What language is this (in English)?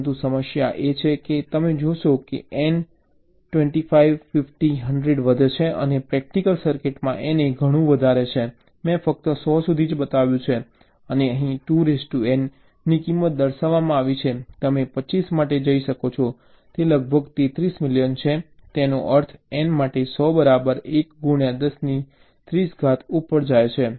Gujarati